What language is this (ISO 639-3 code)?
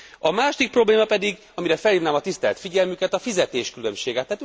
hun